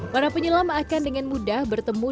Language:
Indonesian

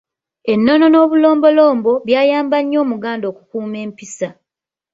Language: Ganda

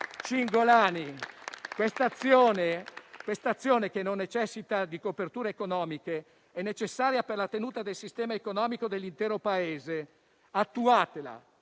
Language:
Italian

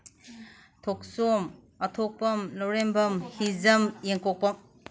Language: Manipuri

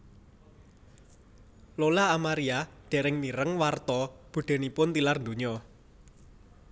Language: Javanese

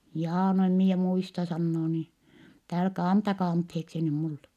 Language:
Finnish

